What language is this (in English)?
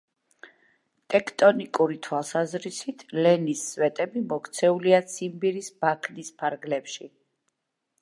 Georgian